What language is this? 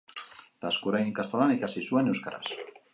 Basque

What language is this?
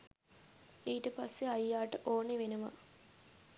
Sinhala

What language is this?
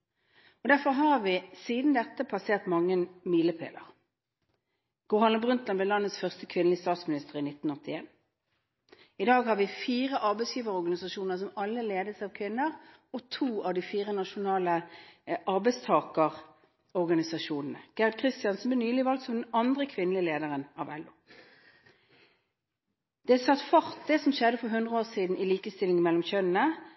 Norwegian Bokmål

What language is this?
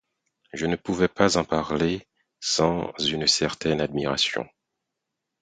French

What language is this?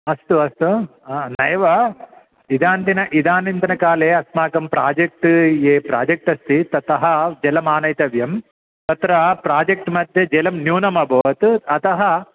Sanskrit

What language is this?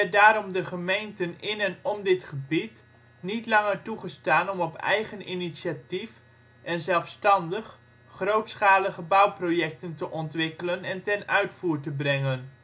Dutch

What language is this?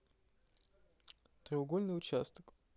Russian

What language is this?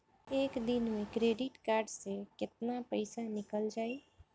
Bhojpuri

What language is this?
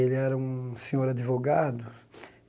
Portuguese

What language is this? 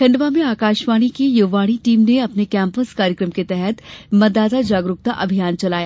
Hindi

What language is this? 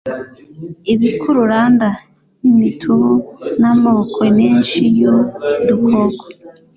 Kinyarwanda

